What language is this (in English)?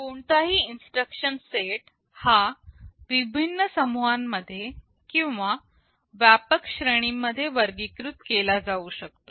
Marathi